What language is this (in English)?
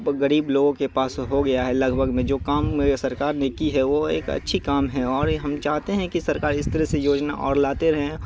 Urdu